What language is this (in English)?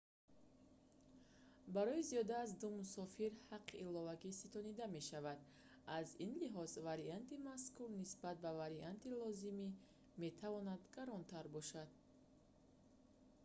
Tajik